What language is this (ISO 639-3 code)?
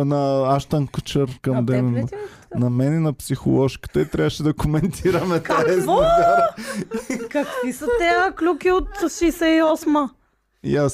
bul